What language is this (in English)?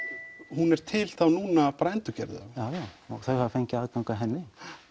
Icelandic